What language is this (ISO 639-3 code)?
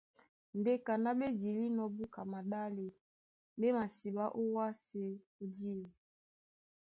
dua